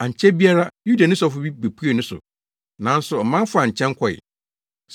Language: Akan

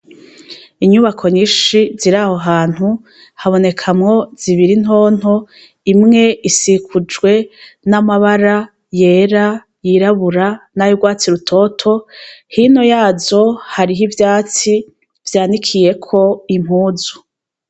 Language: Rundi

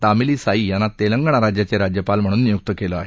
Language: Marathi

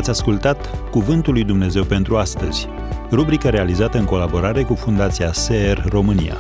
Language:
Romanian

